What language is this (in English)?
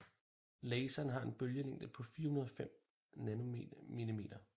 Danish